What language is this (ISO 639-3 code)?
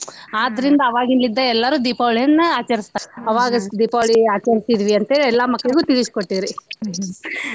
kan